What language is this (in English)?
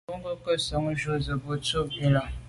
Medumba